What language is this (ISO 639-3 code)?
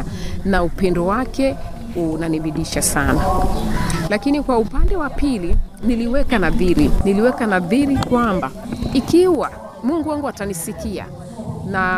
swa